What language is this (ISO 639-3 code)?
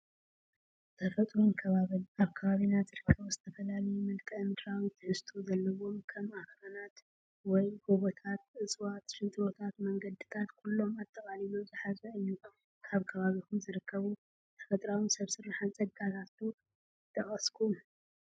tir